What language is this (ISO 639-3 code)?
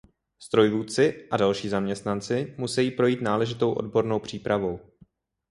ces